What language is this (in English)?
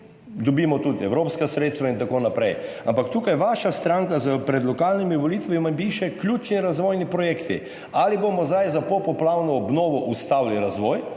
Slovenian